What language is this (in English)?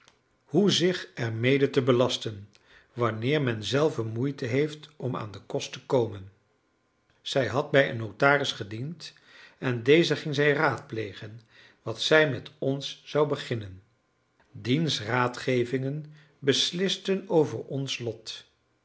Dutch